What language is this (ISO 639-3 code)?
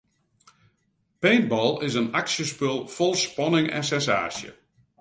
fry